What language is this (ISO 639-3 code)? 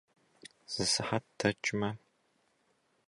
kbd